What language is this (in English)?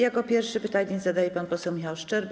Polish